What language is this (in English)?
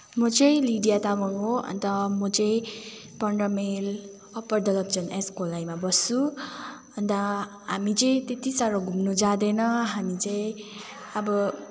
Nepali